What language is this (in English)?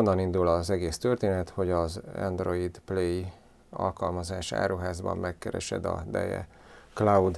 Hungarian